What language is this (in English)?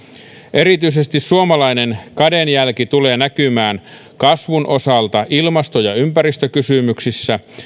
Finnish